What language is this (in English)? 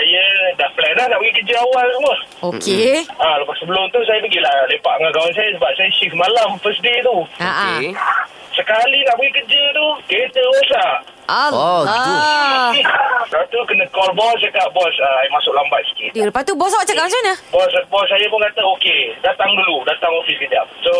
Malay